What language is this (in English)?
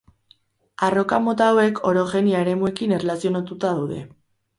Basque